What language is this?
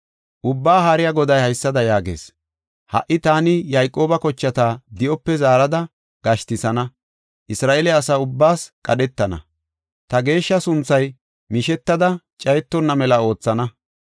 Gofa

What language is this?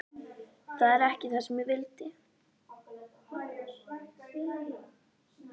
Icelandic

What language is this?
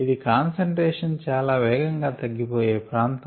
Telugu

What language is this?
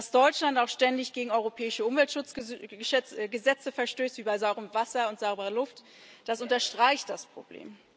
German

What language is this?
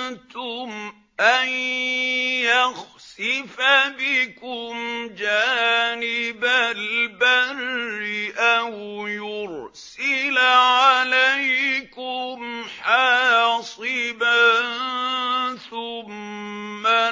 Arabic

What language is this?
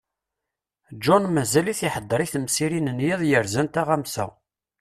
Kabyle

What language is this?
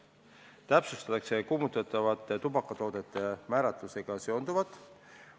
Estonian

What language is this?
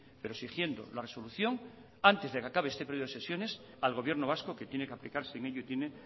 Spanish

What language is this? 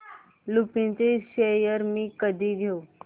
Marathi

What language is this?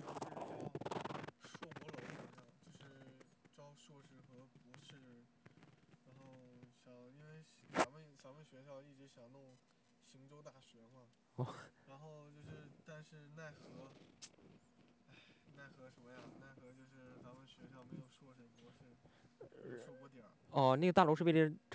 Chinese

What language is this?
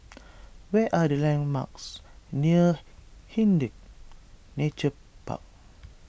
English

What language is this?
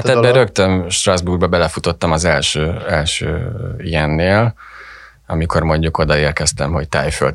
Hungarian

